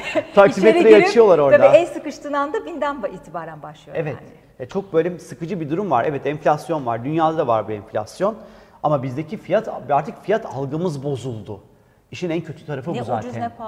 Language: Turkish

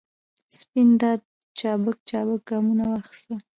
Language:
Pashto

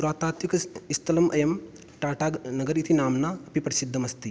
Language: Sanskrit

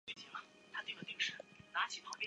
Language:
Chinese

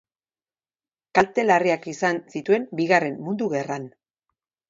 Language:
Basque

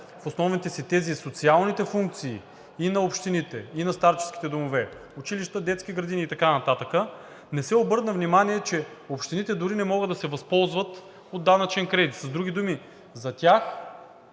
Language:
Bulgarian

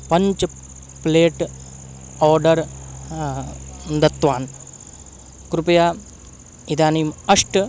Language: Sanskrit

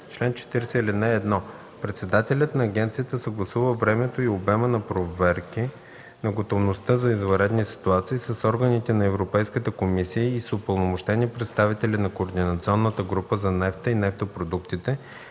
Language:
Bulgarian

